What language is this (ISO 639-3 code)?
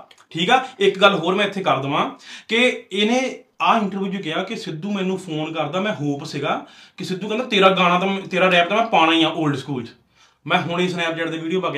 pan